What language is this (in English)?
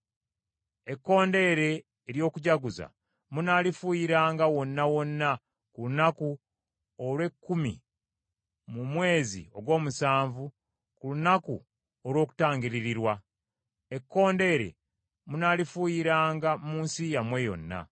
Ganda